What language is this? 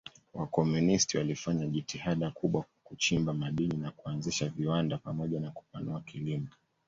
Swahili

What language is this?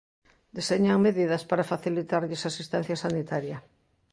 Galician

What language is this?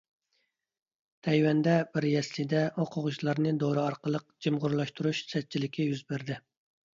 Uyghur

